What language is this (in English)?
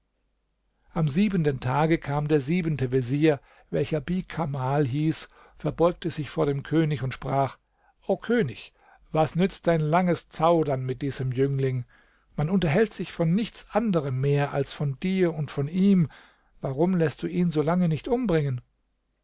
German